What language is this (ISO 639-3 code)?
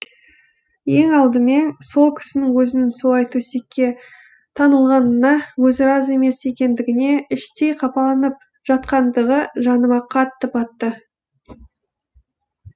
kaz